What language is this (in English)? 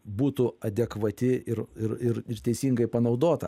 Lithuanian